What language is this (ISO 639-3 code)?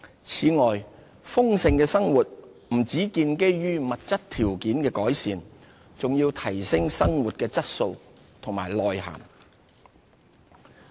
yue